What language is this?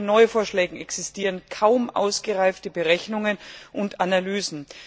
German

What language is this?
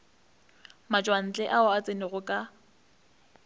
Northern Sotho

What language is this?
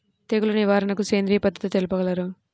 Telugu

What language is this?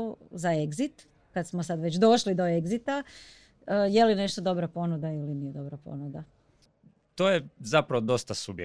Croatian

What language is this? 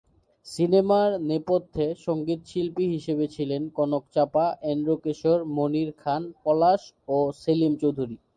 Bangla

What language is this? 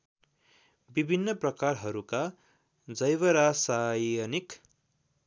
Nepali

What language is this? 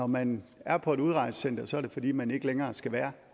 Danish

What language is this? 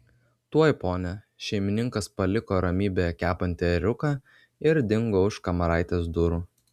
Lithuanian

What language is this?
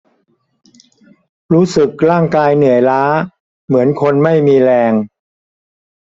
Thai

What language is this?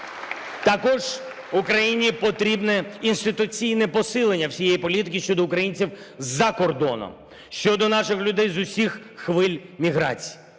Ukrainian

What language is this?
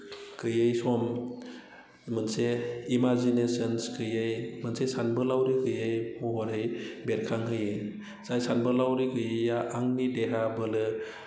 Bodo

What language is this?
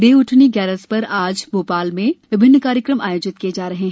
Hindi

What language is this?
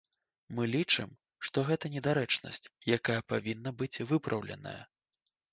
Belarusian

